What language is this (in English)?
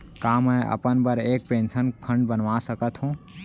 Chhattisgarhi